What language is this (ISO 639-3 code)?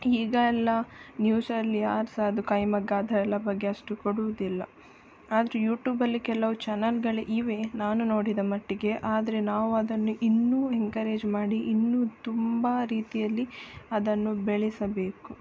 kan